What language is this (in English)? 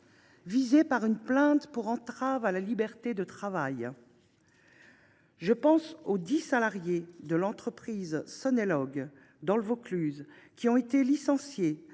French